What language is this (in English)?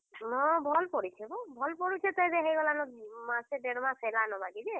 Odia